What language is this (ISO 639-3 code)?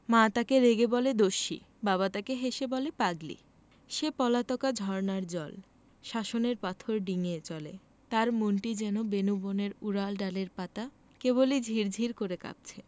ben